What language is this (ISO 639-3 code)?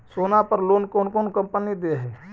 mag